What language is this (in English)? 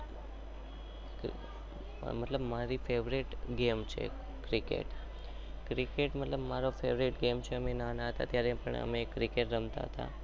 Gujarati